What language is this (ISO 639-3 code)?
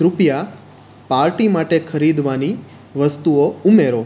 guj